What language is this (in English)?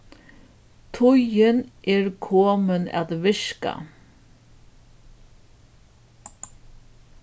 Faroese